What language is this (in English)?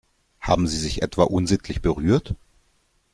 German